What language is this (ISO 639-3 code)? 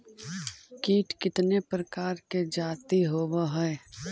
mag